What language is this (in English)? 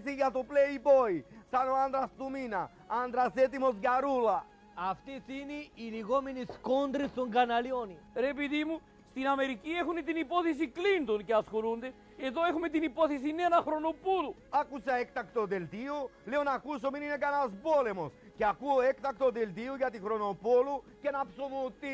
Greek